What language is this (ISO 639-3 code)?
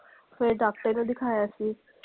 pan